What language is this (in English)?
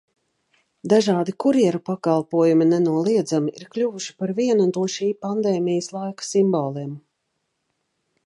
Latvian